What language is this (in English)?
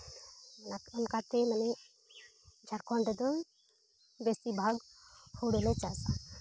Santali